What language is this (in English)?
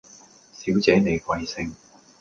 Cantonese